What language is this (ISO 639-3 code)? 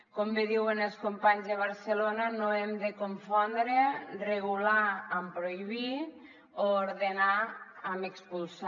cat